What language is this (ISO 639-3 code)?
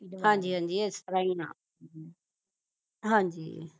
pan